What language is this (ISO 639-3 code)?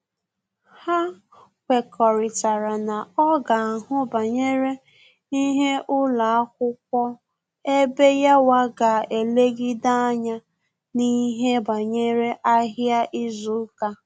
ibo